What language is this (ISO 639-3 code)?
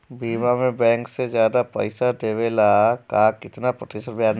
bho